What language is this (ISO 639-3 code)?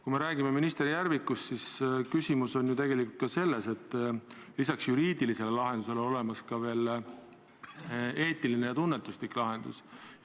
est